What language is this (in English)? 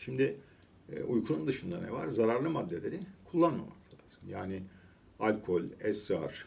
Turkish